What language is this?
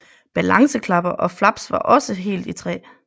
Danish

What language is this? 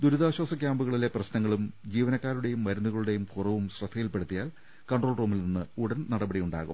Malayalam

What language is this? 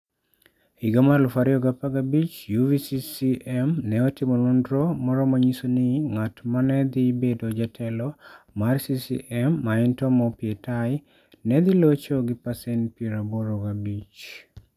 Luo (Kenya and Tanzania)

